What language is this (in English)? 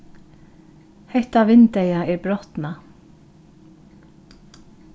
Faroese